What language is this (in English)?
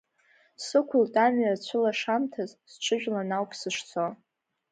Abkhazian